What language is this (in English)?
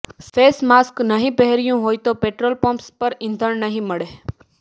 Gujarati